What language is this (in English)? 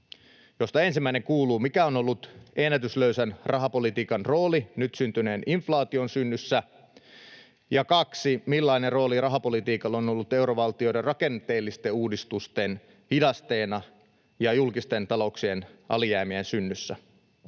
Finnish